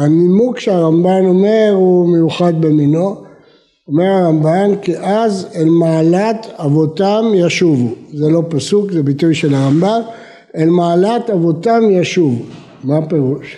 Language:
Hebrew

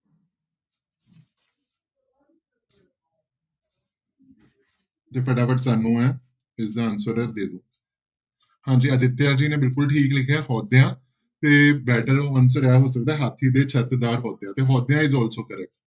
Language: Punjabi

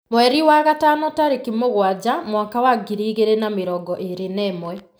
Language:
Kikuyu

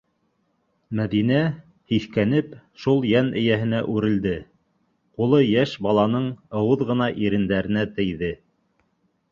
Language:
Bashkir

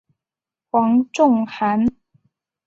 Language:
Chinese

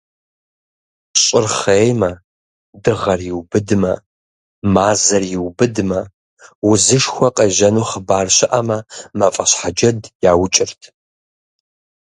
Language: Kabardian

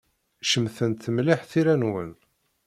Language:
Kabyle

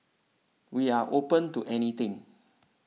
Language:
English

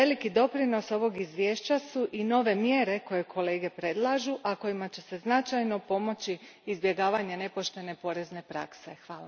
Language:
Croatian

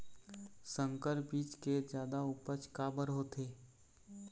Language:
Chhattisgarhi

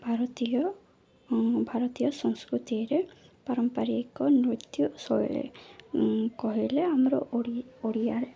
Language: Odia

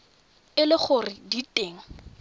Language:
Tswana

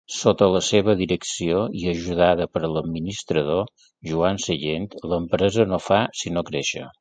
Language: Catalan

